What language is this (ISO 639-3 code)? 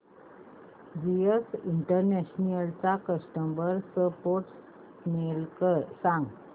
mar